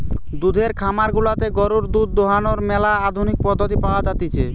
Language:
Bangla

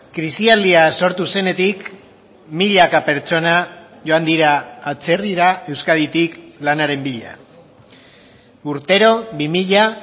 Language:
Basque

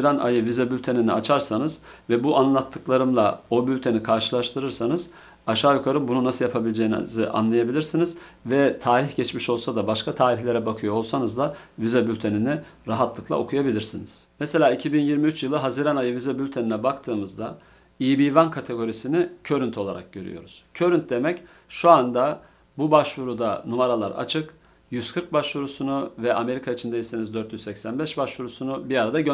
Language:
Turkish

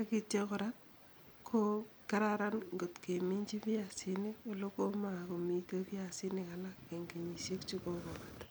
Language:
Kalenjin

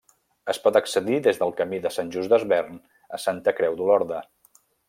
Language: Catalan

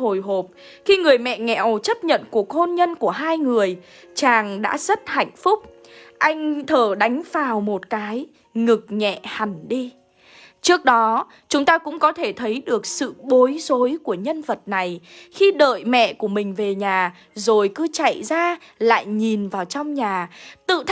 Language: Vietnamese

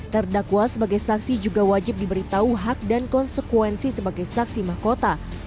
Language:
Indonesian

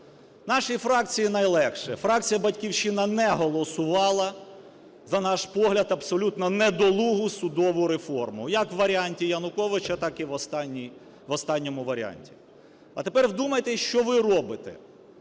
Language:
Ukrainian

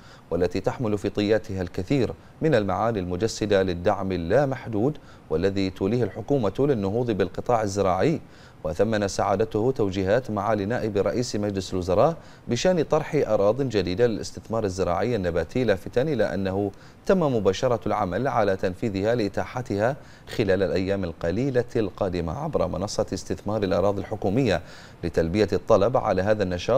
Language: Arabic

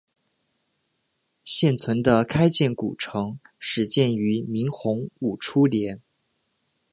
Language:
Chinese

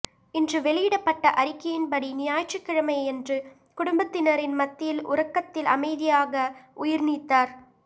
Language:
Tamil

